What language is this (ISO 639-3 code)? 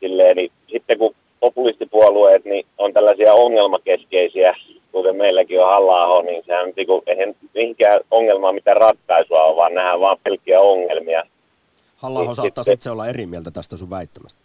fin